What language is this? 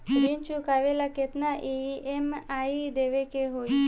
Bhojpuri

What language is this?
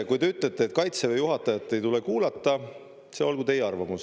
Estonian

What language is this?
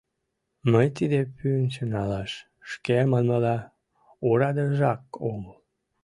Mari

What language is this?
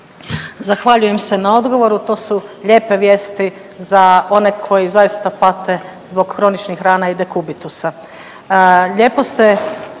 Croatian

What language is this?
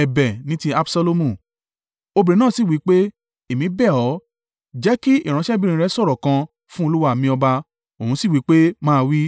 Yoruba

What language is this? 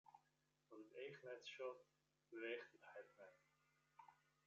Western Frisian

